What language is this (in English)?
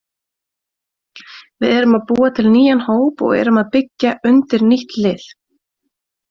Icelandic